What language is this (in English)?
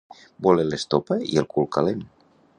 Catalan